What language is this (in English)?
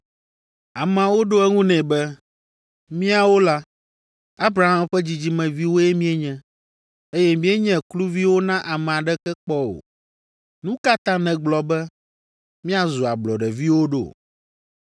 Ewe